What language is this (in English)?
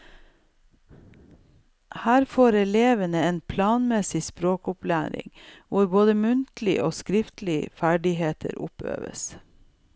Norwegian